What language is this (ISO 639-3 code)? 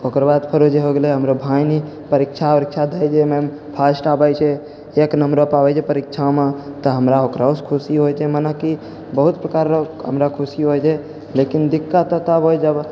mai